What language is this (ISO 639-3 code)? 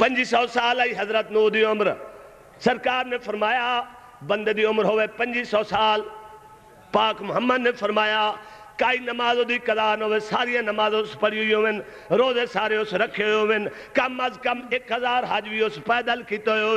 hin